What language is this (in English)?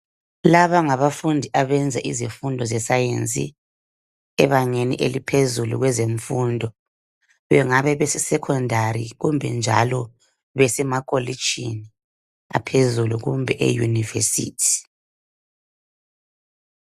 North Ndebele